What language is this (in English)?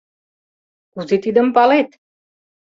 Mari